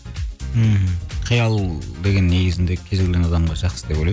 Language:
Kazakh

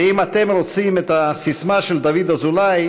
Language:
Hebrew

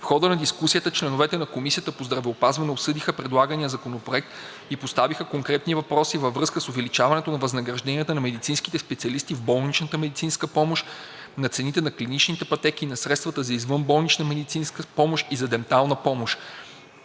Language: Bulgarian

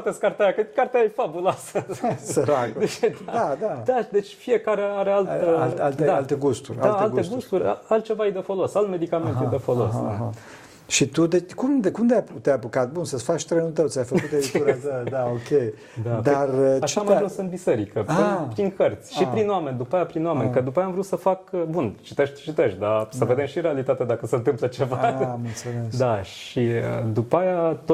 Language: Romanian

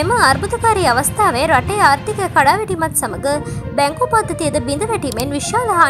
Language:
Indonesian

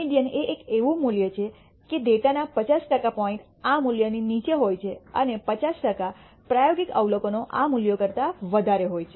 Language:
Gujarati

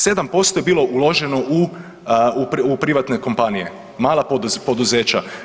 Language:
Croatian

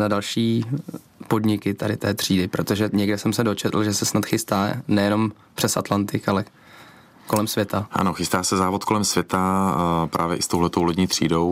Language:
Czech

